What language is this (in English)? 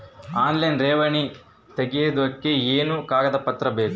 Kannada